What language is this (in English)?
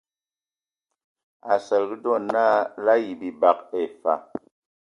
Ewondo